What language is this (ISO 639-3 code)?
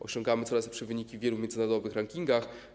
pol